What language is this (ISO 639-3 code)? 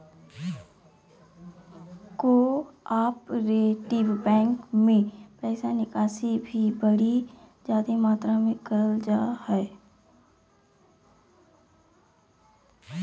mag